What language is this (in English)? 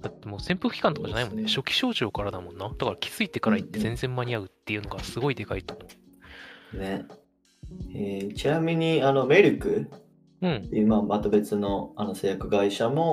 Japanese